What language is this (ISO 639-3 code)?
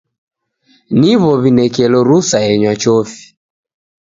dav